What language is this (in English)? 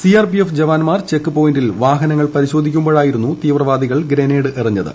Malayalam